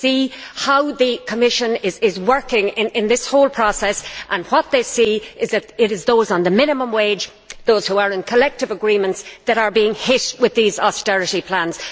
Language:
English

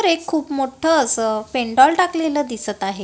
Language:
Marathi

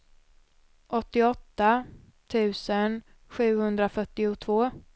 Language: Swedish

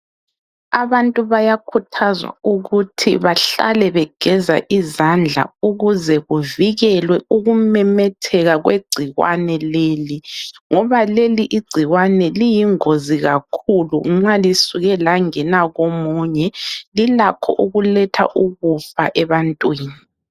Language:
North Ndebele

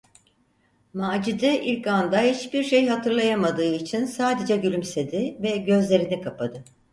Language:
Turkish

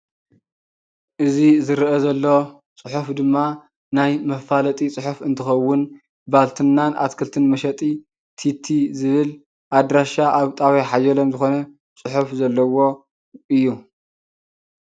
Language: Tigrinya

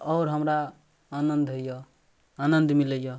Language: Maithili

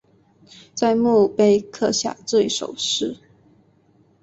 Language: Chinese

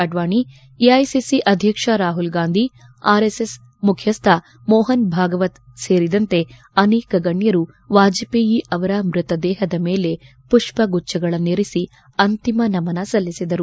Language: Kannada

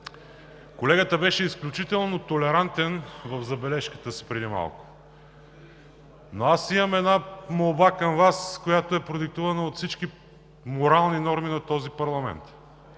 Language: Bulgarian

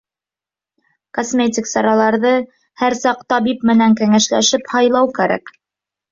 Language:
Bashkir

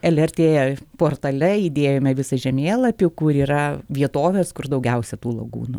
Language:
Lithuanian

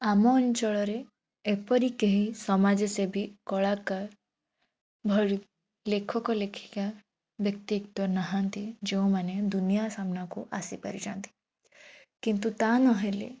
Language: Odia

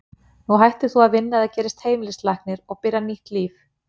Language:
Icelandic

